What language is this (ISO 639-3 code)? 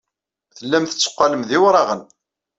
kab